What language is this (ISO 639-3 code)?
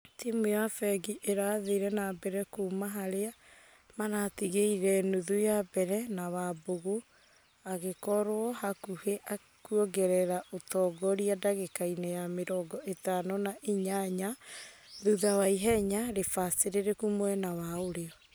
kik